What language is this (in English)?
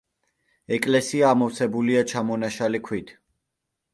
Georgian